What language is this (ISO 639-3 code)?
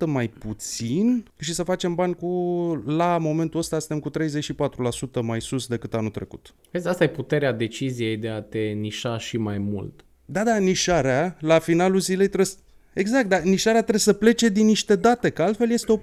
ron